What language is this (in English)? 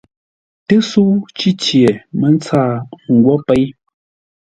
Ngombale